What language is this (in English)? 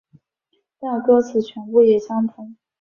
Chinese